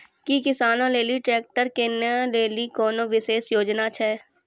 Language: Maithili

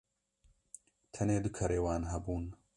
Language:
Kurdish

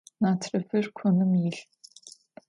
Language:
Adyghe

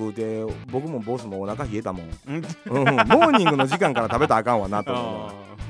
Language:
Japanese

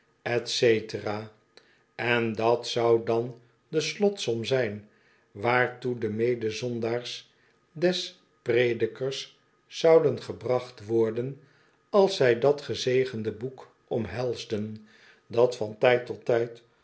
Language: Dutch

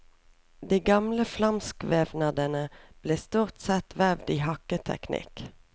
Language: Norwegian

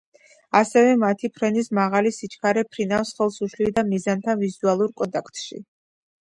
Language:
Georgian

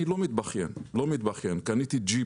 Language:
Hebrew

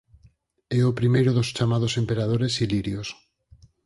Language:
Galician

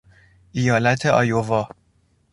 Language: Persian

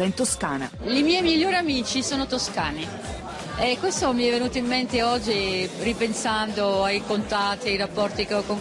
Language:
Italian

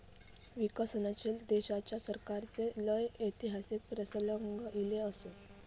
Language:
Marathi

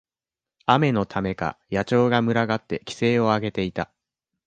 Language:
Japanese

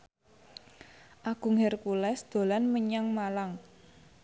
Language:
Javanese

